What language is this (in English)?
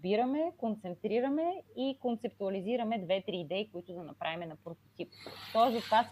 Bulgarian